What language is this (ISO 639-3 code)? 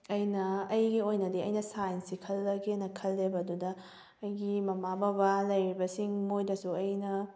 mni